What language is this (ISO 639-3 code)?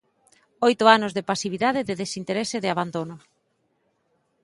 glg